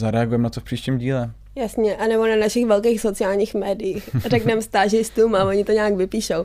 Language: Czech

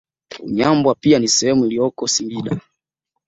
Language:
Swahili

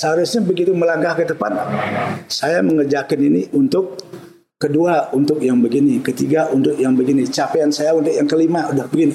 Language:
Indonesian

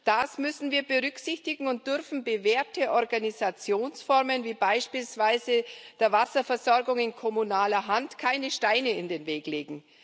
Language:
German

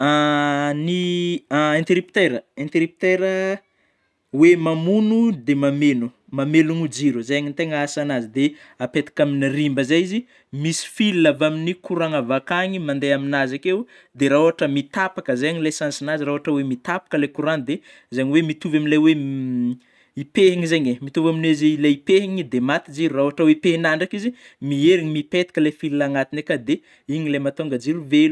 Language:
Northern Betsimisaraka Malagasy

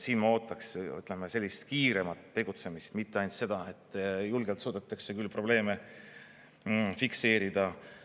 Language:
Estonian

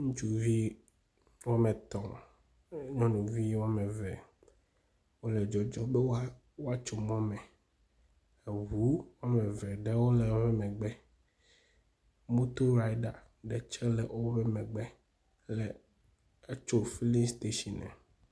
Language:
Ewe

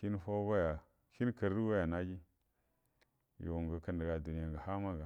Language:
Buduma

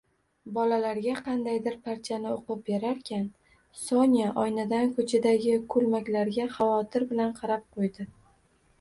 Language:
Uzbek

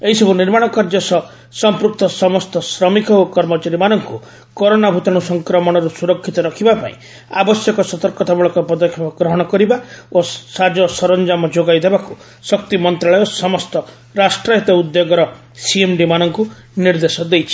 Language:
Odia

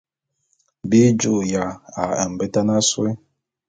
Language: Bulu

